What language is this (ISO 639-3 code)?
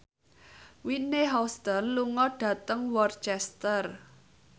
jav